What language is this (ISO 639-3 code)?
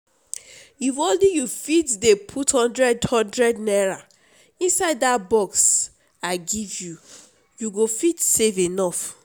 pcm